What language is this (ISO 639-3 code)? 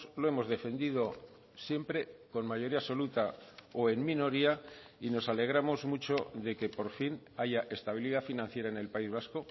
spa